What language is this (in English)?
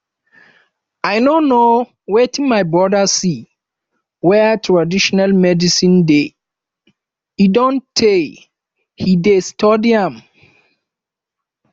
Nigerian Pidgin